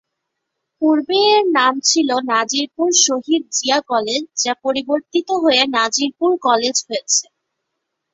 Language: Bangla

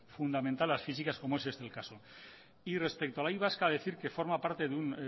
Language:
Spanish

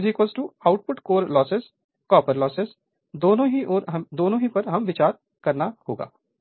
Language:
Hindi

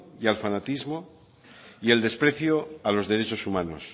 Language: Spanish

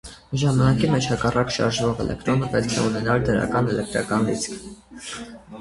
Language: Armenian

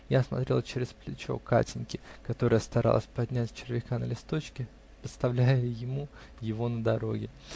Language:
Russian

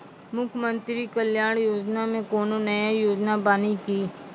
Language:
Maithili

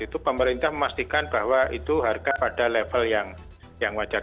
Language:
Indonesian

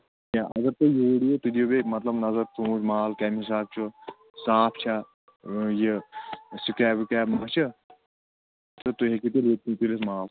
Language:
Kashmiri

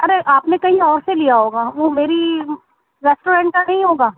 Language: Urdu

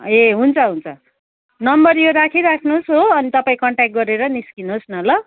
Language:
Nepali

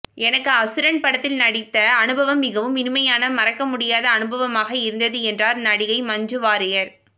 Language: Tamil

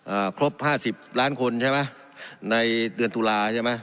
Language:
Thai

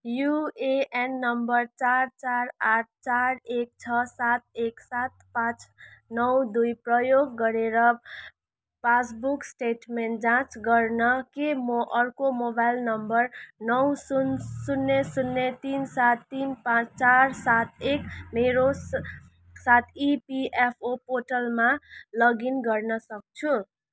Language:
Nepali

